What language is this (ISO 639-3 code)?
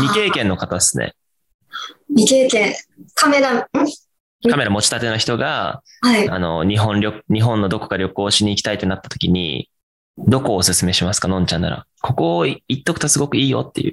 jpn